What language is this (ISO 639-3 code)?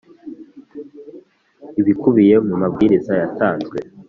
kin